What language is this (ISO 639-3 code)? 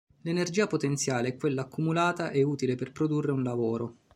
ita